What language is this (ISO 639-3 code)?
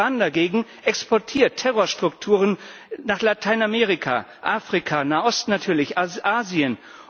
deu